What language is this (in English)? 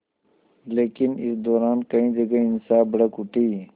Hindi